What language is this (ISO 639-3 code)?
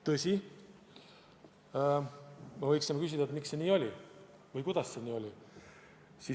est